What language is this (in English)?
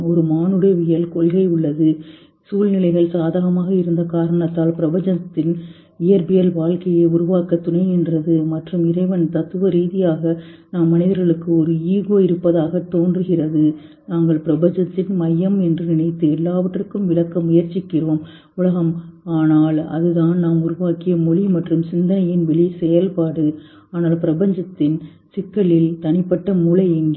Tamil